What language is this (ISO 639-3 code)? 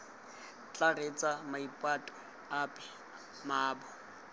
tsn